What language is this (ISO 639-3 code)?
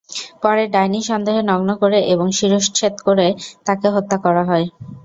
ben